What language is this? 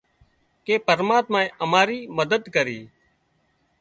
Wadiyara Koli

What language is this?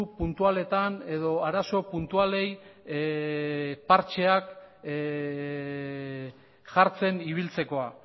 Basque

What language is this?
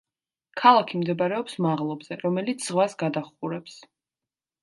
Georgian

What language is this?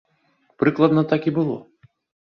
Belarusian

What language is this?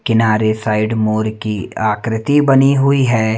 Hindi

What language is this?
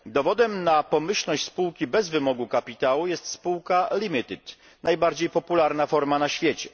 Polish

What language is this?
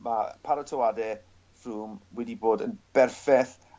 Welsh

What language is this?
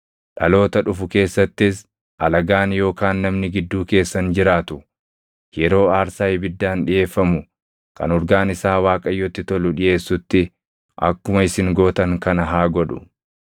Oromo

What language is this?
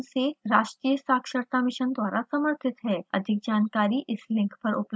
Hindi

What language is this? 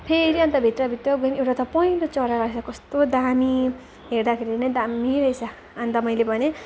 Nepali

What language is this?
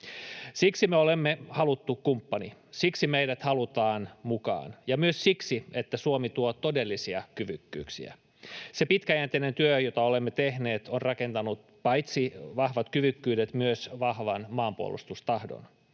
Finnish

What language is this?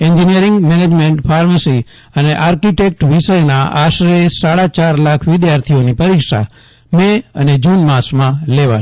Gujarati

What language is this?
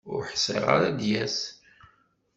Kabyle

